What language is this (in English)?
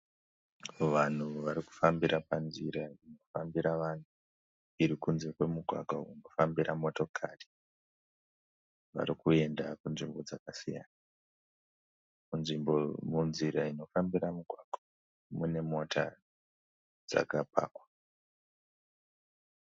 Shona